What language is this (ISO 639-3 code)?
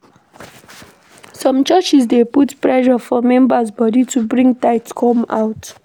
pcm